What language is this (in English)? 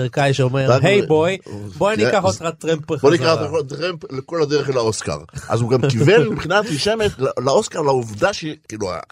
Hebrew